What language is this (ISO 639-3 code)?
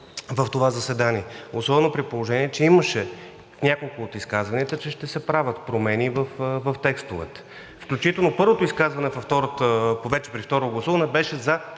bul